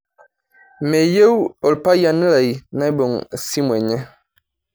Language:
Masai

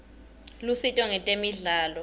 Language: Swati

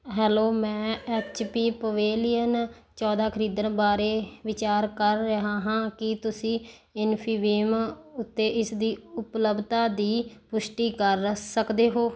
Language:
Punjabi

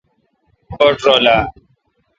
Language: Kalkoti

